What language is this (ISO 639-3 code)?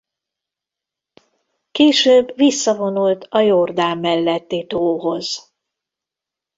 hun